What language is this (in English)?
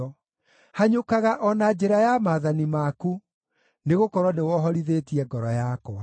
Kikuyu